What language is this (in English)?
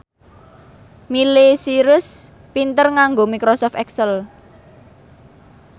Javanese